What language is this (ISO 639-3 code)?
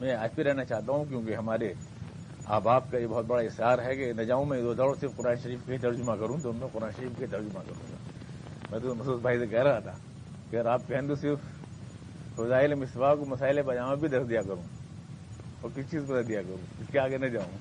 urd